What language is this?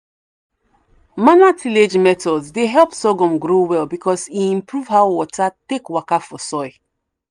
Nigerian Pidgin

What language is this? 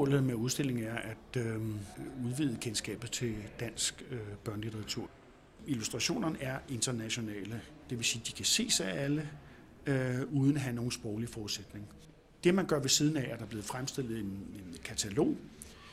Danish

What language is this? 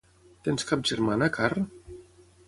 Catalan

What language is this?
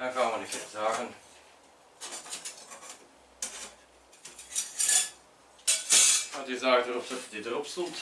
Dutch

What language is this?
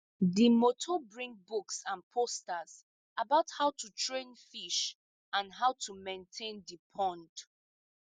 Nigerian Pidgin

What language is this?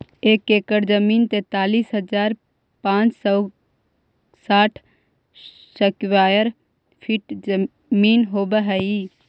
Magahi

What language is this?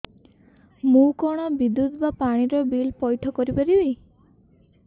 Odia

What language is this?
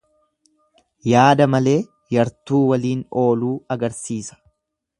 Oromo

